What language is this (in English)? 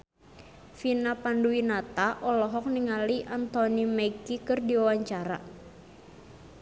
Sundanese